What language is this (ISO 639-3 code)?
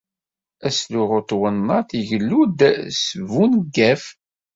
kab